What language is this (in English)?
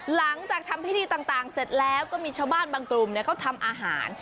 Thai